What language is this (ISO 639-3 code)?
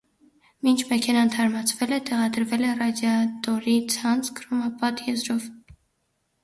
hye